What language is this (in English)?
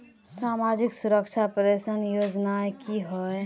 Magahi